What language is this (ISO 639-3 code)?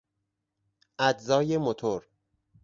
fas